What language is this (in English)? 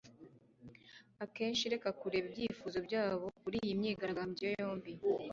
Kinyarwanda